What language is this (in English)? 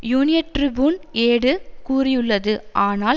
Tamil